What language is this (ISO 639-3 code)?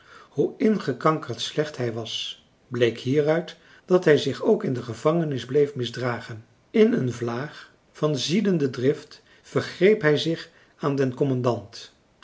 nld